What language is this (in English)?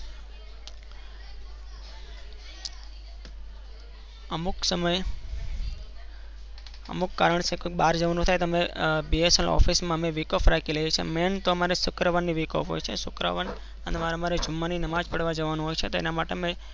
Gujarati